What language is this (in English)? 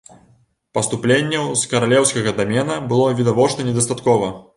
Belarusian